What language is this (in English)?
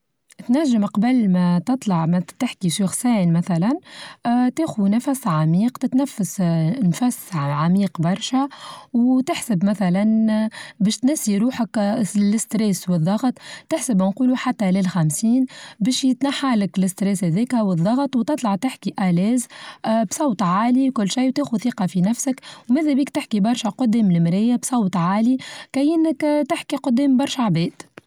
Tunisian Arabic